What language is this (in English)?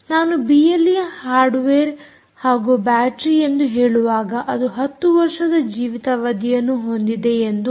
Kannada